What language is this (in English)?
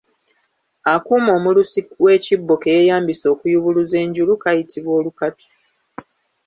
Ganda